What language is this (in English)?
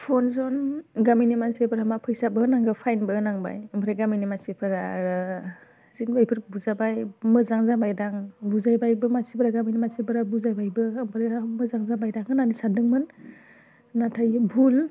Bodo